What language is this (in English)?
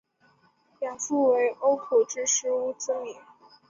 Chinese